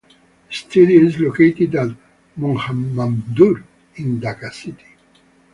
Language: English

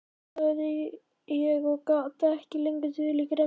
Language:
Icelandic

